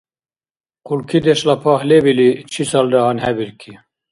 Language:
Dargwa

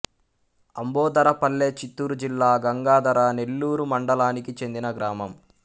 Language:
Telugu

